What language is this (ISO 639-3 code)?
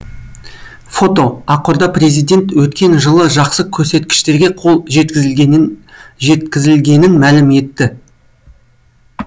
kaz